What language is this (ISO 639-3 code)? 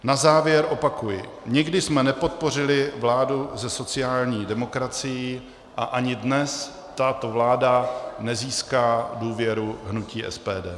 ces